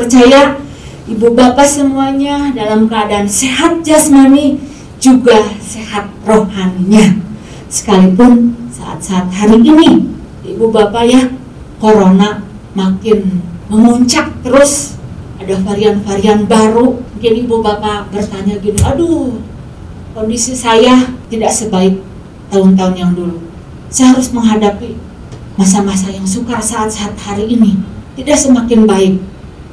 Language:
Indonesian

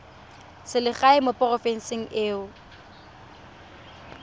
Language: Tswana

